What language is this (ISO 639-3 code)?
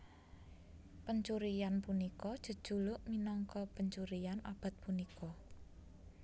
jav